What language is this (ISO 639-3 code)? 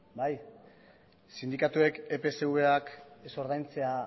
eus